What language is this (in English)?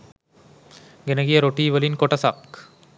Sinhala